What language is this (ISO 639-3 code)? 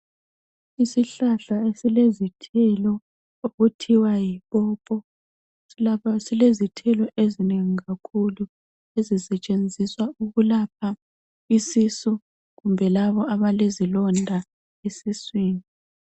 nde